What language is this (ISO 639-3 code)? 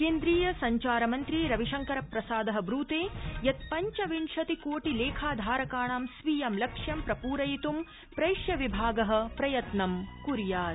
san